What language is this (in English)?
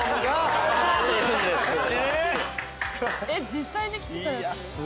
Japanese